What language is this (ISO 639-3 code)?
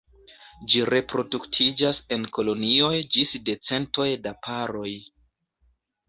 epo